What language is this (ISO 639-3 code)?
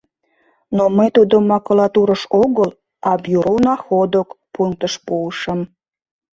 chm